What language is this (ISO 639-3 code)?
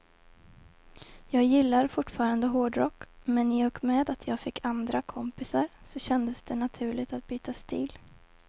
swe